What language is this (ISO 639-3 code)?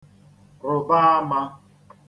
ibo